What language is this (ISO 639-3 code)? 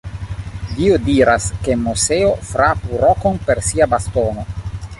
epo